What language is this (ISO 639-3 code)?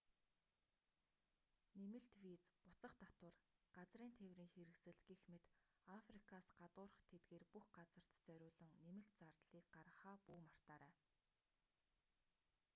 mon